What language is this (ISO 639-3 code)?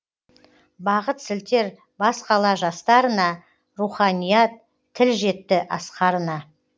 kaz